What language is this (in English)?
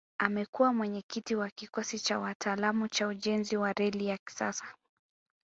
Swahili